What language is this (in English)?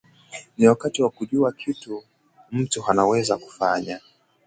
Swahili